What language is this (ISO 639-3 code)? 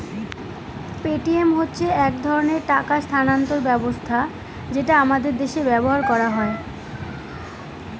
ben